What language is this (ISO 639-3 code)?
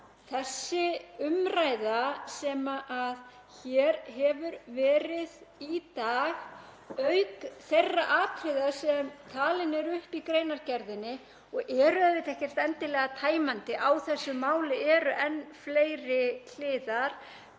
isl